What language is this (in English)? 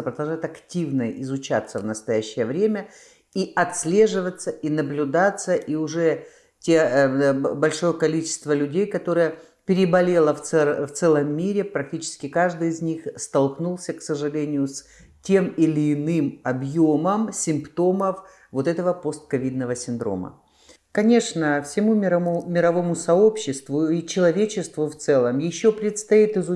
Russian